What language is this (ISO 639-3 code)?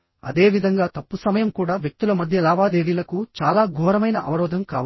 tel